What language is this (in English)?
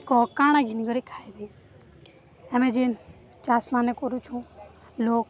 Odia